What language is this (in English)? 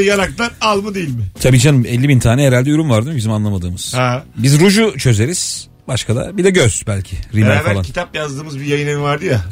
Turkish